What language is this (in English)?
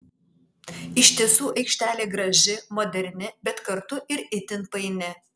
Lithuanian